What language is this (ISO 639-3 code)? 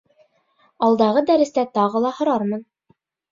bak